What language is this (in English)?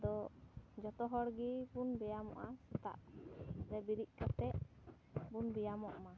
Santali